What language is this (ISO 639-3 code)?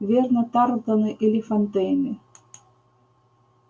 rus